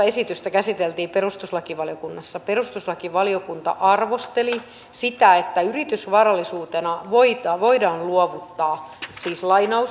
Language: Finnish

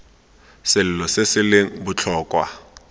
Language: Tswana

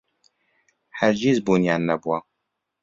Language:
Central Kurdish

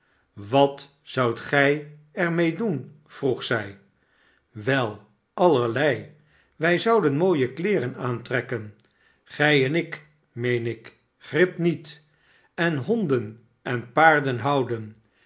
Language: Dutch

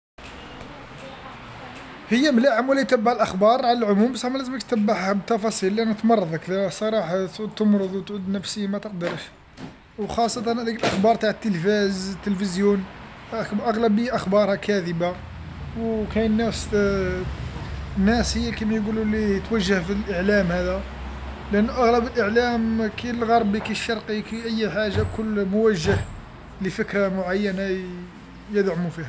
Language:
Algerian Arabic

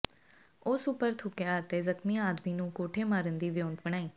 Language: Punjabi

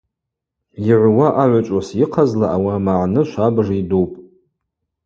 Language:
Abaza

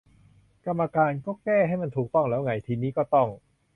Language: Thai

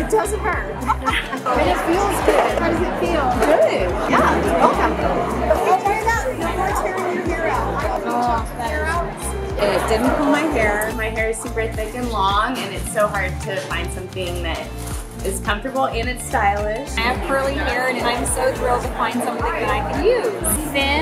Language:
English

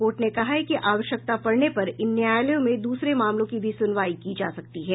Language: Hindi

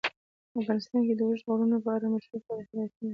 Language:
Pashto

